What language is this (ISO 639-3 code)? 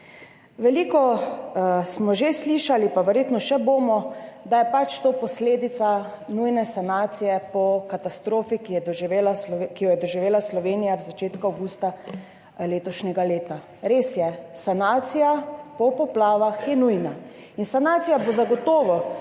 slv